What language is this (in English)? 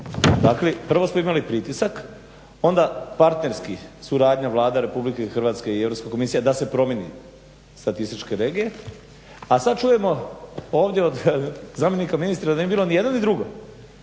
Croatian